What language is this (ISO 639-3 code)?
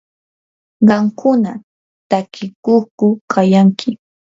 qur